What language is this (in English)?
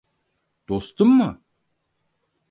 Turkish